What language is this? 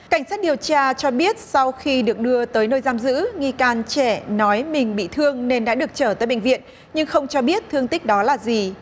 Vietnamese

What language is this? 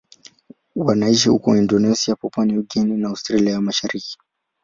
Swahili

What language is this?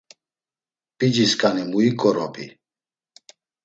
Laz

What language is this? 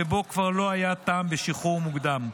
Hebrew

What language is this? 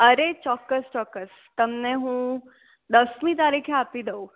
Gujarati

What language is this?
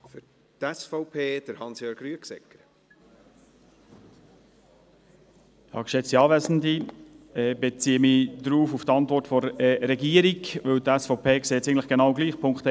Swiss German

